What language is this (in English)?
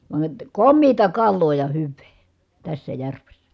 Finnish